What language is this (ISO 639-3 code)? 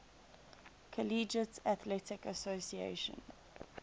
eng